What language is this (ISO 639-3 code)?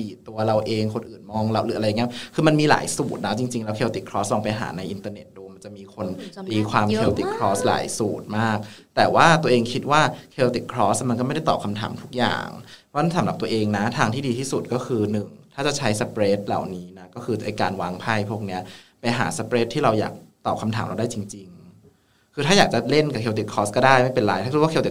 tha